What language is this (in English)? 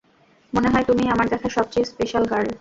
Bangla